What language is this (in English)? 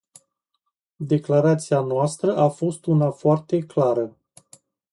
Romanian